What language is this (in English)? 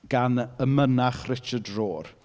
Welsh